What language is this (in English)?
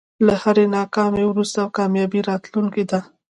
Pashto